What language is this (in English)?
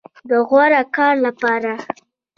Pashto